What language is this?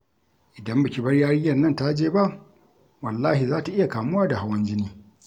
Hausa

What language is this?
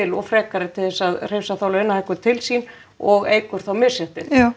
Icelandic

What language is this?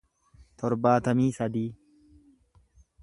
Oromo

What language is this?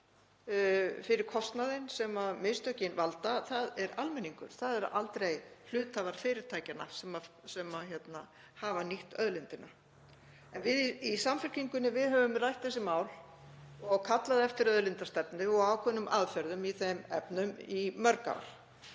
Icelandic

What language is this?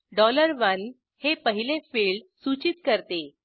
Marathi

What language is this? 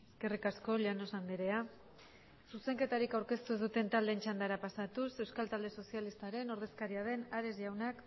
Basque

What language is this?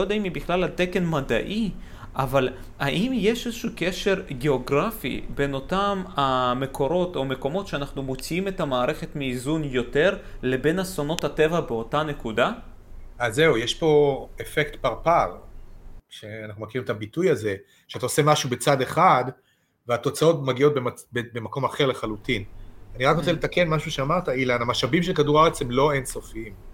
Hebrew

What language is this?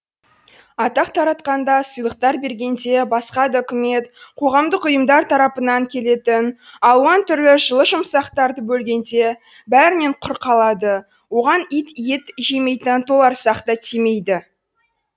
Kazakh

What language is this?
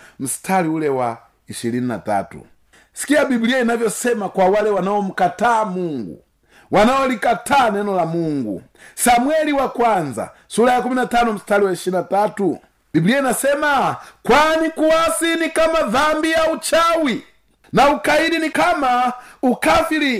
Swahili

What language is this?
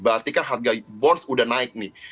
Indonesian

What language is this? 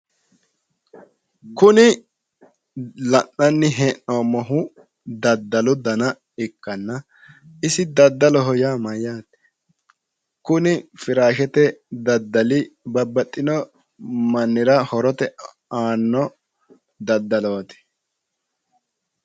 Sidamo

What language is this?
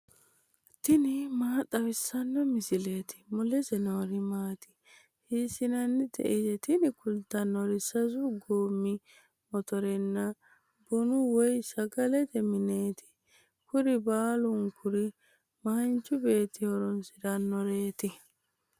Sidamo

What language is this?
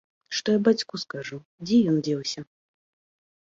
Belarusian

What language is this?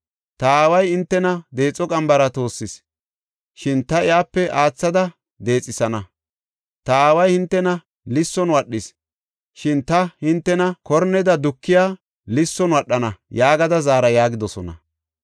Gofa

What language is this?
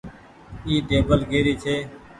Goaria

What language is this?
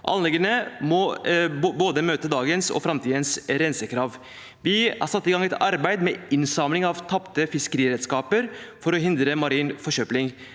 Norwegian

